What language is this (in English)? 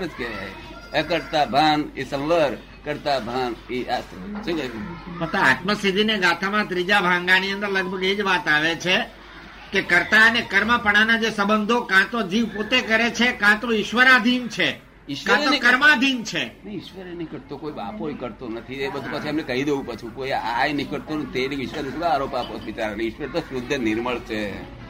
Gujarati